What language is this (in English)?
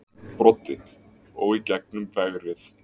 Icelandic